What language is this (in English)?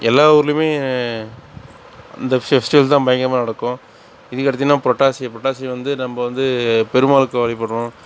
Tamil